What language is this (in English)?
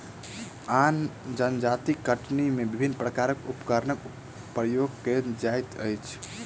Maithili